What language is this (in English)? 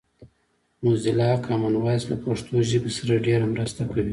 Pashto